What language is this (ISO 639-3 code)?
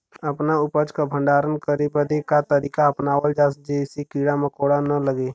bho